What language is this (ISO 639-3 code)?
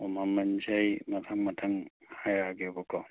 mni